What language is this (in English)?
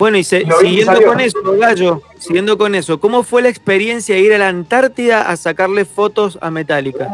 Spanish